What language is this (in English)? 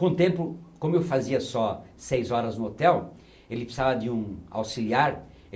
Portuguese